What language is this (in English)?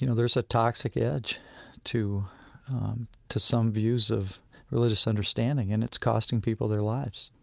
English